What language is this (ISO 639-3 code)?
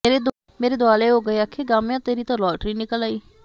pan